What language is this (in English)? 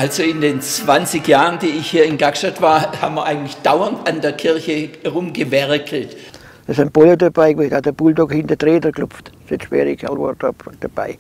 German